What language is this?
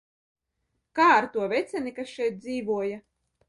Latvian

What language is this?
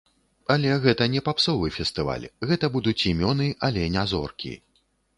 Belarusian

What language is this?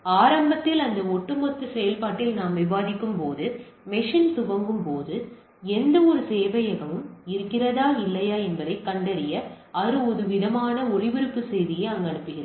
Tamil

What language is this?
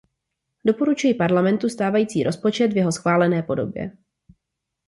Czech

